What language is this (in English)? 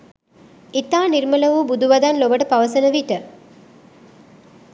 Sinhala